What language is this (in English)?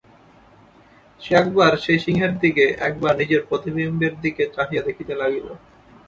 Bangla